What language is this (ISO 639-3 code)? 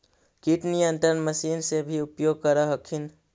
mag